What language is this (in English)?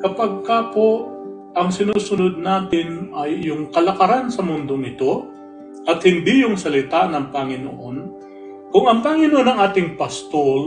Filipino